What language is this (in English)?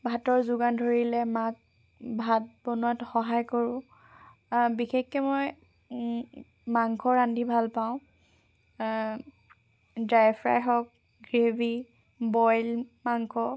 Assamese